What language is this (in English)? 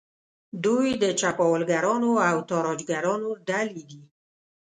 Pashto